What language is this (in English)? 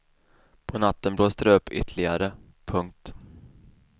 Swedish